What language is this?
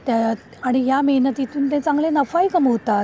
Marathi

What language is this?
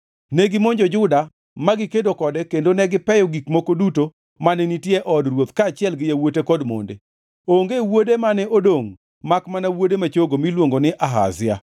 Luo (Kenya and Tanzania)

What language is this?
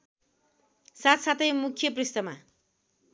Nepali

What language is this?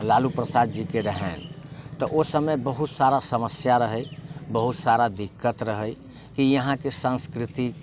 Maithili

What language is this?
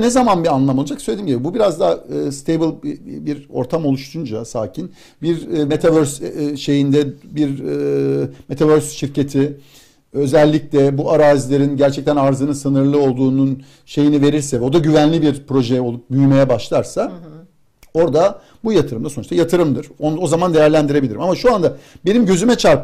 Turkish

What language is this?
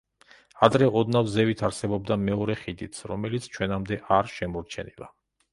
Georgian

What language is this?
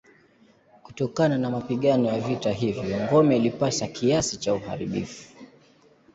Swahili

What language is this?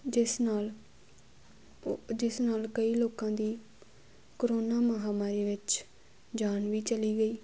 Punjabi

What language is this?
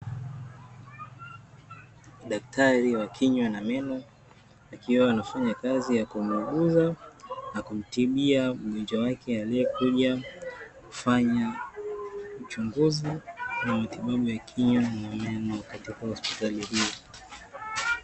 Swahili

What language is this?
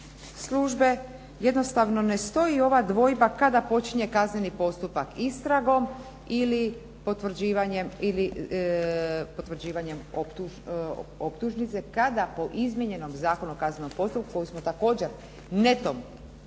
Croatian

